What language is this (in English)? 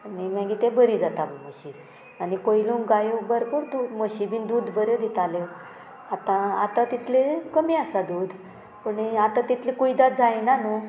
Konkani